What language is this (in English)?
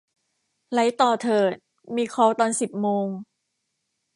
Thai